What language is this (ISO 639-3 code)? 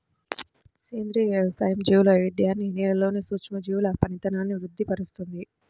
tel